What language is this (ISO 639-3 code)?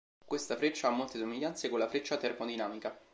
ita